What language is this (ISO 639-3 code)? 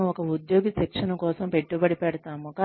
tel